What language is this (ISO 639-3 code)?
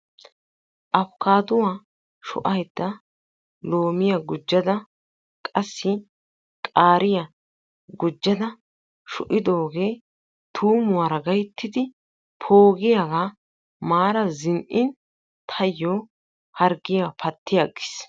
wal